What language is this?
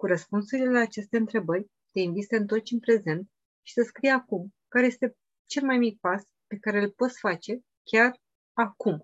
Romanian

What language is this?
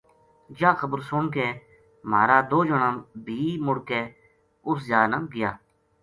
Gujari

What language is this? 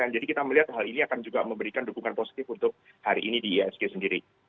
Indonesian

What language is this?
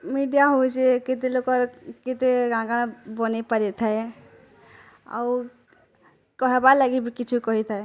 Odia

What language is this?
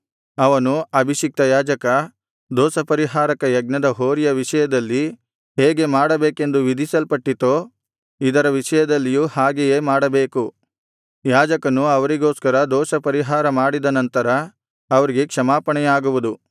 Kannada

